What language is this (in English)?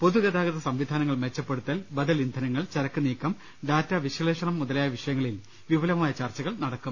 Malayalam